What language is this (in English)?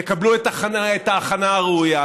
Hebrew